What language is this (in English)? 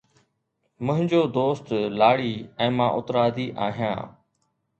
Sindhi